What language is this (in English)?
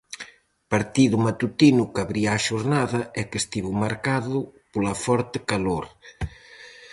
Galician